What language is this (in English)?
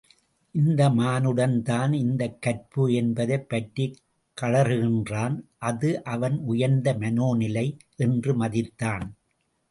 Tamil